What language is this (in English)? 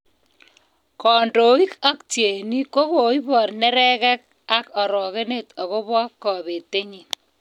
Kalenjin